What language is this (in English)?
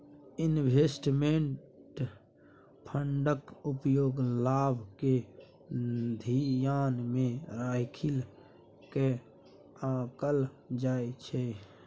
Maithili